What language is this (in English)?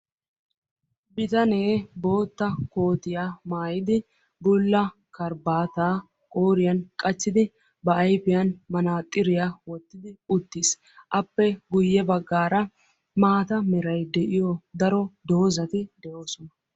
Wolaytta